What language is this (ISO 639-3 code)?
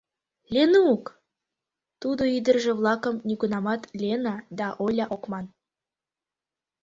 chm